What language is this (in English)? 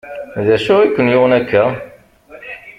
Kabyle